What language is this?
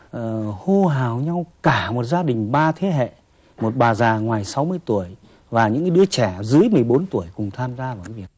Vietnamese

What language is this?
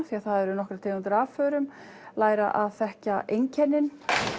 Icelandic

